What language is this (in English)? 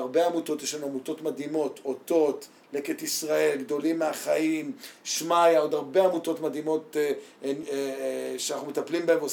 Hebrew